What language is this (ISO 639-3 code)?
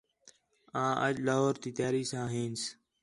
xhe